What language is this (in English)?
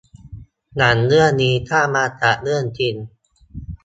Thai